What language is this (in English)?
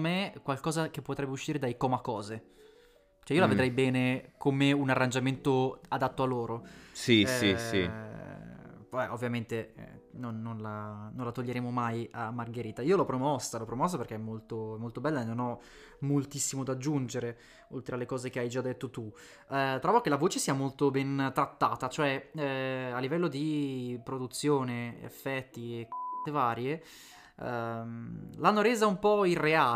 Italian